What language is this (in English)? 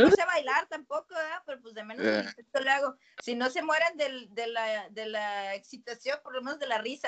Spanish